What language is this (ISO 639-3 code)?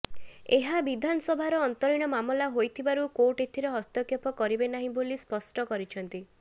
ori